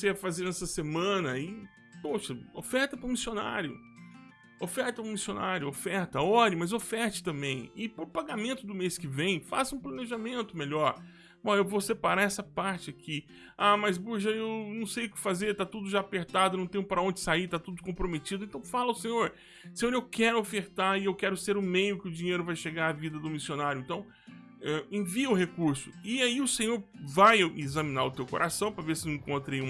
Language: Portuguese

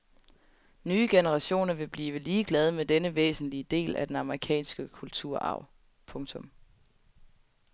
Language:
Danish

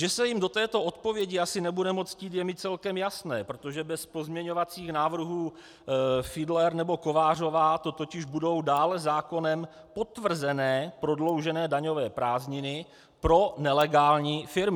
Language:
Czech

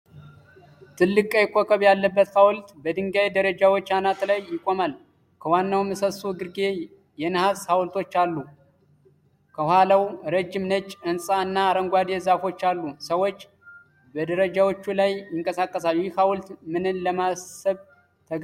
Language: Amharic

